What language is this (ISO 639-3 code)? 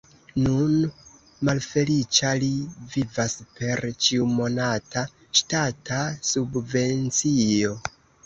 epo